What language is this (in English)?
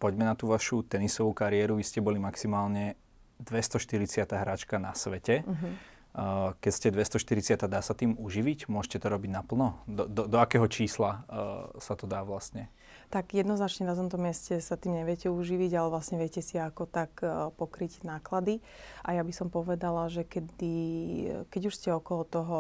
Slovak